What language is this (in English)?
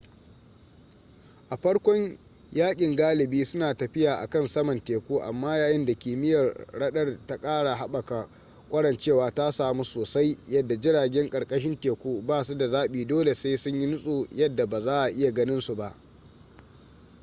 Hausa